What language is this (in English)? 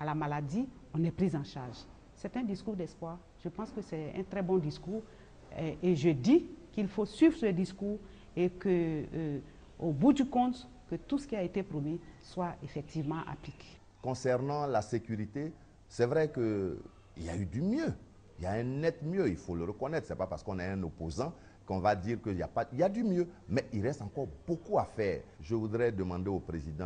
French